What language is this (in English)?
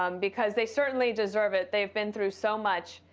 English